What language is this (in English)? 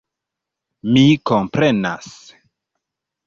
Esperanto